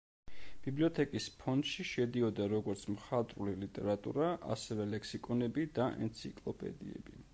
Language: Georgian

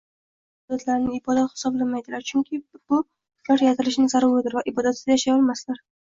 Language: Uzbek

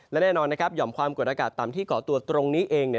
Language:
Thai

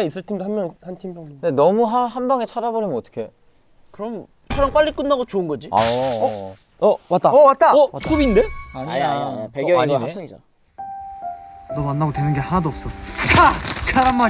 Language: Korean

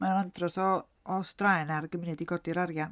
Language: Welsh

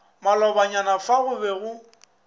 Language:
Northern Sotho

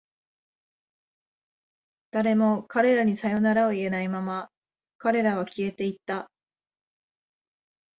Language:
Japanese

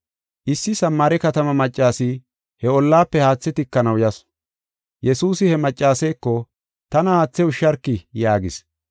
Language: Gofa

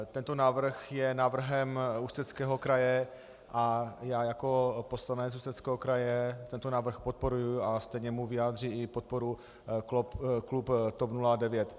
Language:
Czech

